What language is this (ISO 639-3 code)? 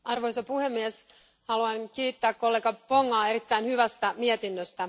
fin